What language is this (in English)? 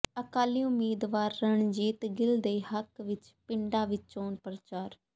Punjabi